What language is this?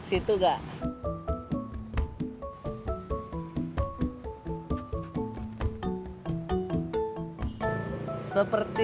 Indonesian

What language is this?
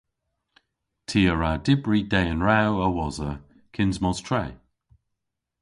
Cornish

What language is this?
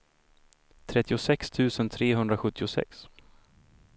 Swedish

